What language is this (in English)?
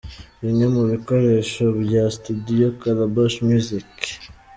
Kinyarwanda